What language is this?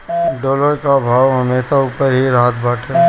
Bhojpuri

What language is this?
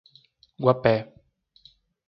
Portuguese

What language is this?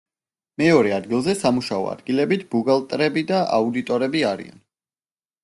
Georgian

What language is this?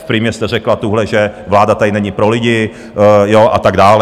Czech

